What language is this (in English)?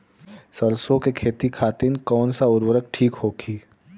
Bhojpuri